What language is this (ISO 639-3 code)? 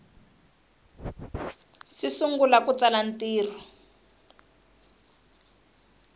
tso